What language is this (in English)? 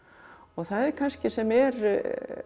Icelandic